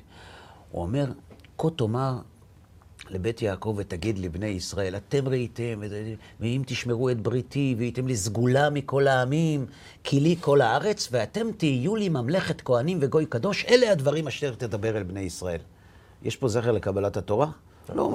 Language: Hebrew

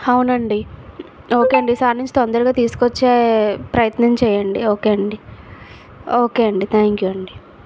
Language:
Telugu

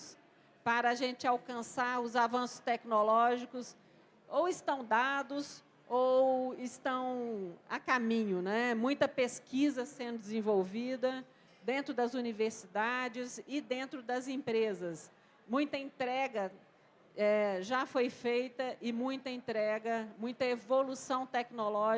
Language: Portuguese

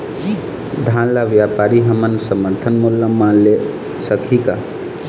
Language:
Chhattisgarhi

